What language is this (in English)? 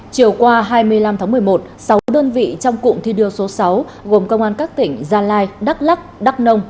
Vietnamese